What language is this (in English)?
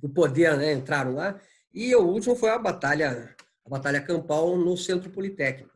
Portuguese